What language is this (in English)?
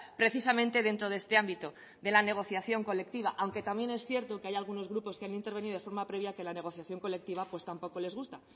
Spanish